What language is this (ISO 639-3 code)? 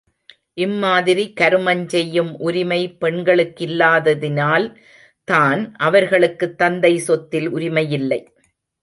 tam